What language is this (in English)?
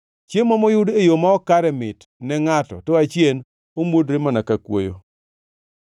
Luo (Kenya and Tanzania)